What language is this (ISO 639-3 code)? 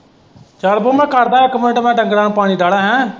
pan